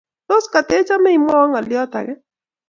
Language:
Kalenjin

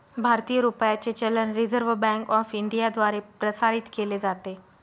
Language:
Marathi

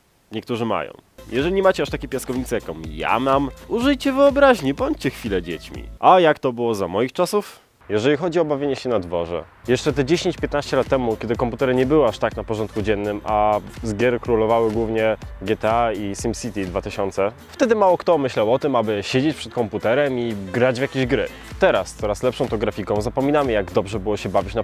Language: Polish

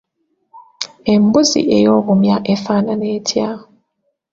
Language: Ganda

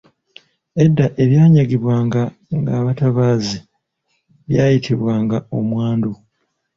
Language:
Ganda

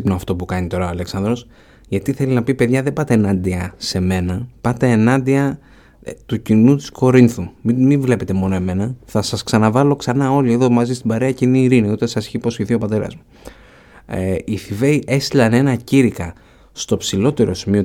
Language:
Greek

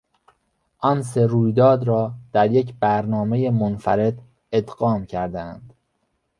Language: Persian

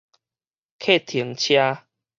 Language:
Min Nan Chinese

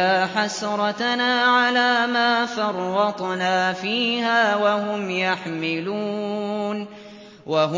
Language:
Arabic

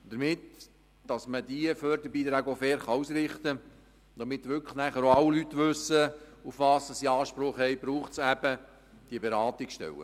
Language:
Swiss German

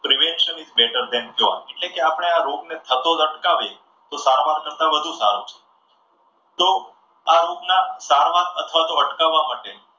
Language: Gujarati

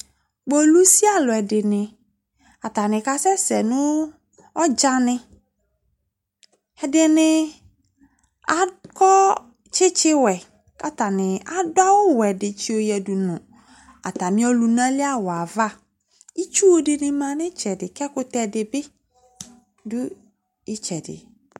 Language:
Ikposo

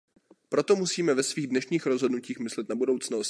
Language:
Czech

